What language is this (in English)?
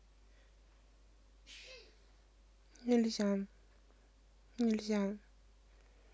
Russian